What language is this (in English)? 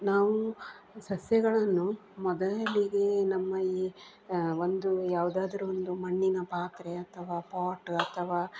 Kannada